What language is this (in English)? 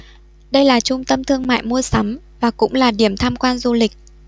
Vietnamese